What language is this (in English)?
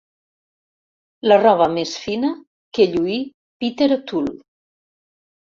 Catalan